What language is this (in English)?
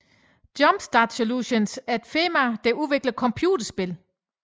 Danish